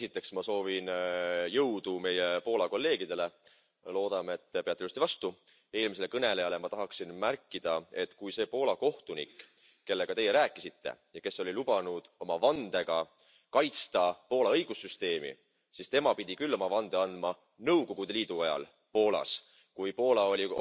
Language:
Estonian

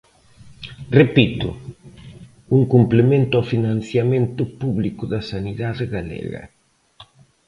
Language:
Galician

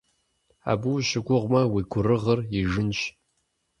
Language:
Kabardian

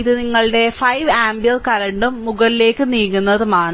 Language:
Malayalam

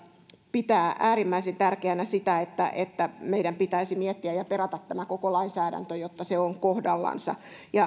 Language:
Finnish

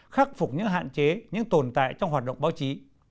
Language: Vietnamese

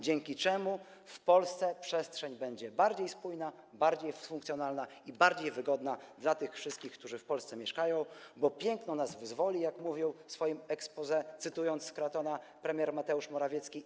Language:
Polish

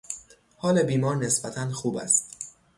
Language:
Persian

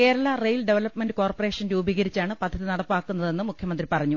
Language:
Malayalam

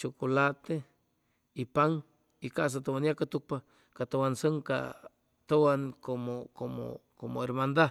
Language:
Chimalapa Zoque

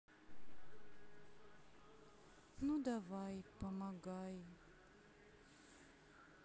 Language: Russian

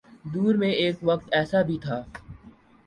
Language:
Urdu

